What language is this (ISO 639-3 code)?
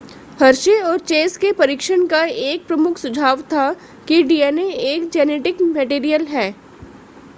hin